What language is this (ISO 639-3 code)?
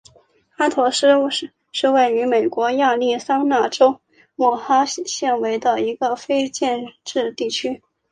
zho